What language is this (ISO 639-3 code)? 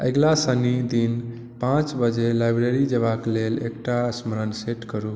mai